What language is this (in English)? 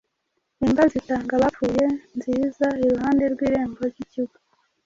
Kinyarwanda